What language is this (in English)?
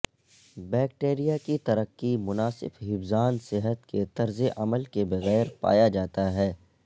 Urdu